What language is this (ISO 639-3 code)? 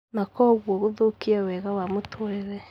kik